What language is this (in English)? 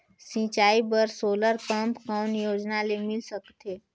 Chhattisgarhi